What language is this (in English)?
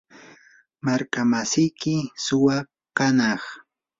Yanahuanca Pasco Quechua